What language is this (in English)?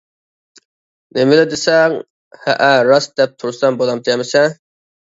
Uyghur